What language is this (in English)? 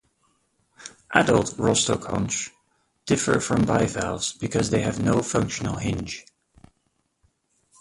English